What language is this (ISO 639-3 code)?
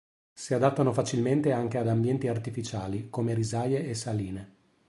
ita